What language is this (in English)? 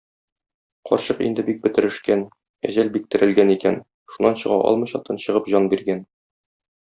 Tatar